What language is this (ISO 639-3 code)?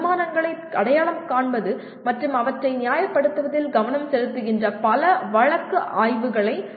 tam